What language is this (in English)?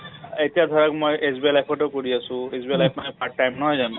Assamese